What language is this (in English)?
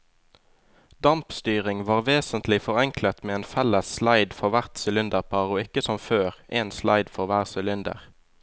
Norwegian